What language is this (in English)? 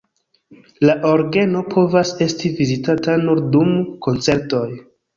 Esperanto